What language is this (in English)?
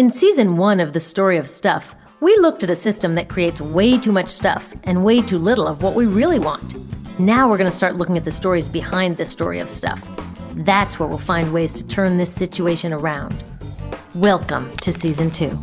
English